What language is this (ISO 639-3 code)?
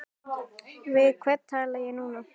isl